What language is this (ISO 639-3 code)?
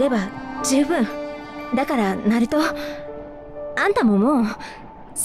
jpn